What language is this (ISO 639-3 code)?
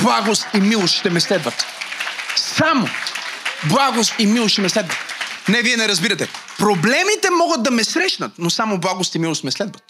bul